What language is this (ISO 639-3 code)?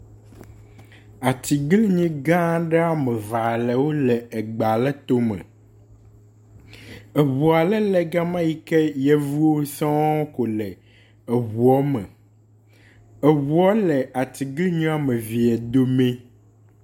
ewe